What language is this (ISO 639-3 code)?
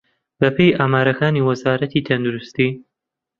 ckb